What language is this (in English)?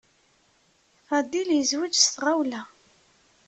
Kabyle